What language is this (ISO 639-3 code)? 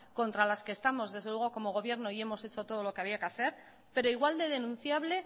spa